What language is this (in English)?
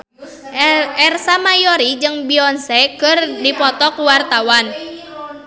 Sundanese